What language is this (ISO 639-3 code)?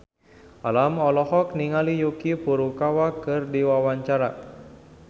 sun